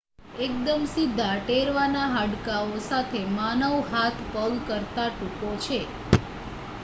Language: Gujarati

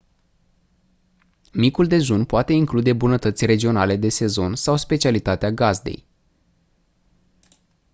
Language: Romanian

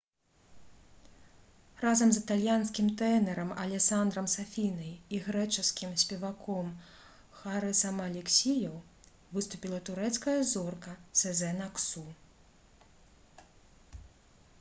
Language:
Belarusian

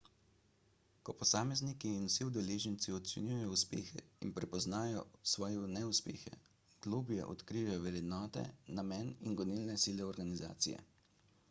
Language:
Slovenian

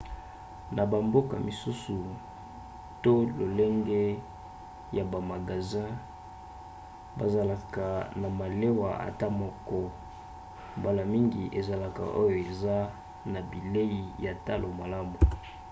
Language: Lingala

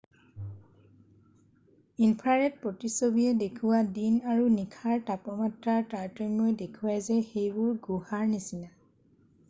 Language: Assamese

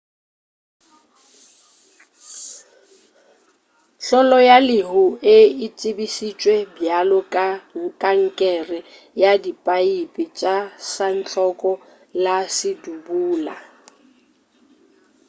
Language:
Northern Sotho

